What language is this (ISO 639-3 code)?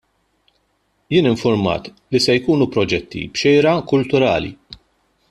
mlt